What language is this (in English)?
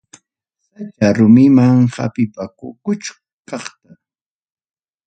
Ayacucho Quechua